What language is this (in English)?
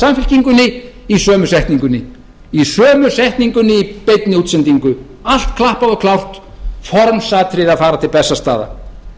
Icelandic